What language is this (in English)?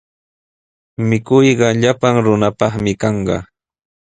Sihuas Ancash Quechua